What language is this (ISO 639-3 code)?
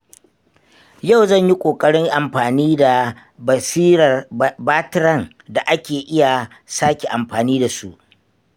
hau